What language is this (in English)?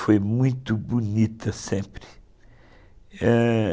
Portuguese